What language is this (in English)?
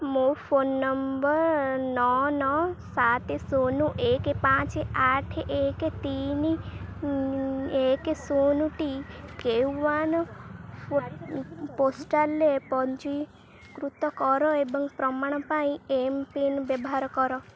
Odia